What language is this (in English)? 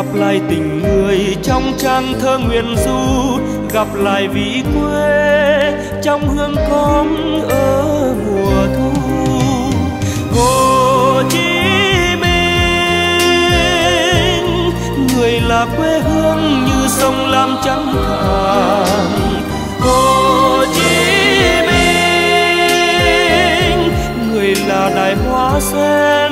Vietnamese